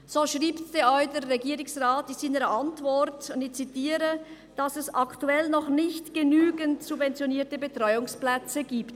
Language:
Swiss German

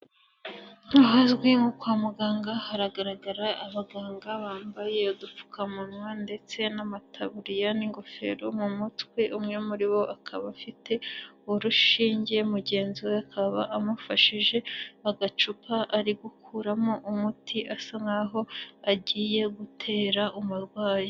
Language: Kinyarwanda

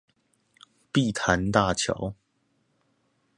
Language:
Chinese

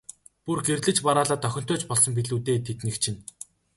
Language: Mongolian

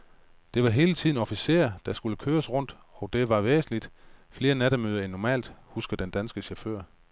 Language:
Danish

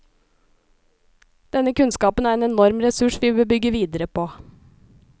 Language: Norwegian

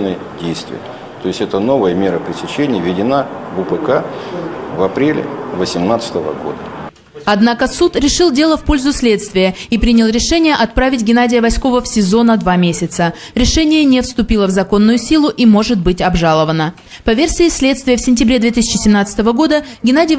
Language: Russian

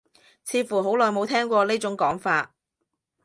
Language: Cantonese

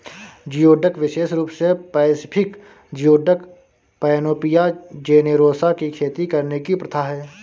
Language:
Hindi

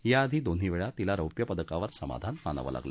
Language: Marathi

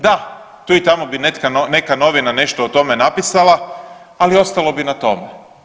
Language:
Croatian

